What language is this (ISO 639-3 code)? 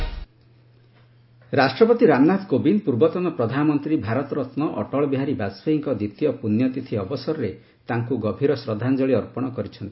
ori